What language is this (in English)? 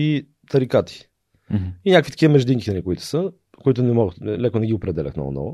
Bulgarian